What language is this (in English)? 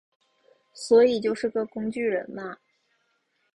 Chinese